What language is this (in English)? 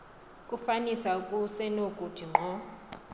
Xhosa